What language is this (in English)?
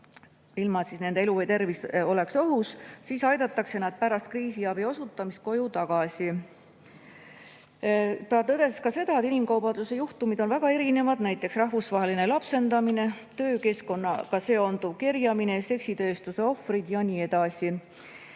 Estonian